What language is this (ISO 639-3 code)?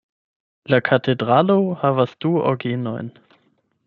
epo